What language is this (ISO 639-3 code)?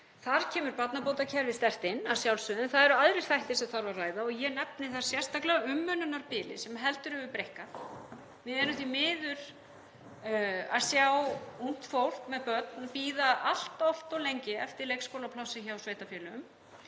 isl